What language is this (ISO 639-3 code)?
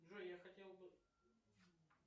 rus